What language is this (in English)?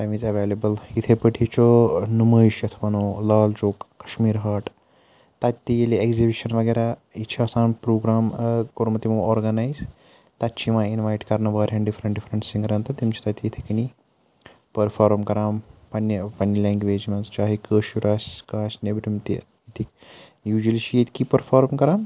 Kashmiri